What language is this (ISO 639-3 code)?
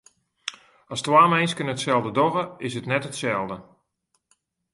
fry